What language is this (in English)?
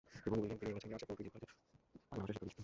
Bangla